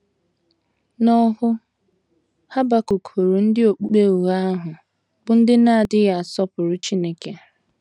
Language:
Igbo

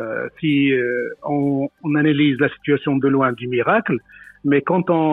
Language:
French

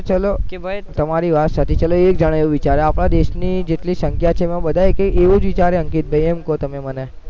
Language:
Gujarati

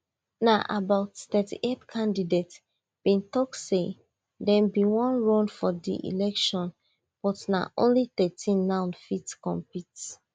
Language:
Nigerian Pidgin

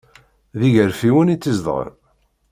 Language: Kabyle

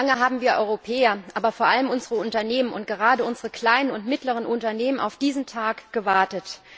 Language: German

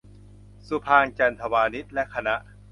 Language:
Thai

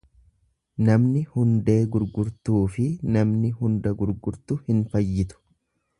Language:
Oromo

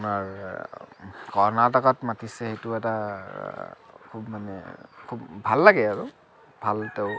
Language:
Assamese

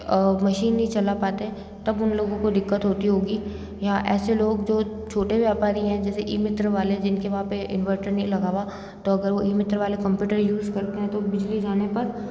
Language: Hindi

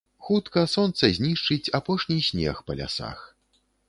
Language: Belarusian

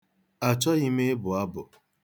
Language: Igbo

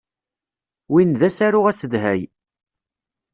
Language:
Kabyle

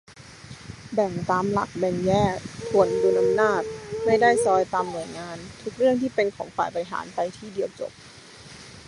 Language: Thai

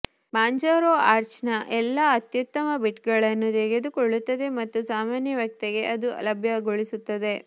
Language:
Kannada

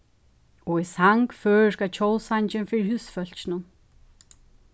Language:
Faroese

